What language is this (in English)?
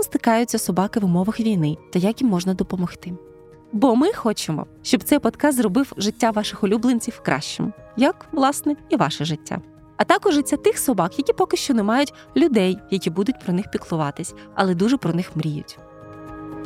Ukrainian